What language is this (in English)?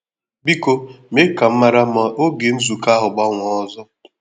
Igbo